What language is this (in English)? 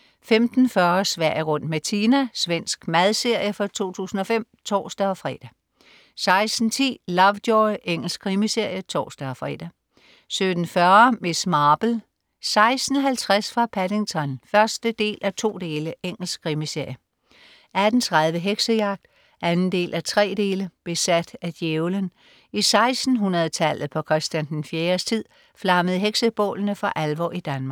Danish